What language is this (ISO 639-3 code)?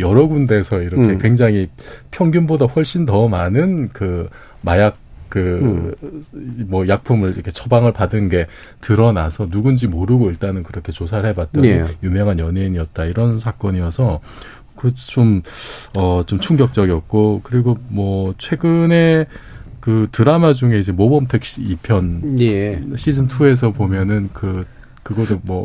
kor